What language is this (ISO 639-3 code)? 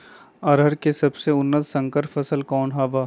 mag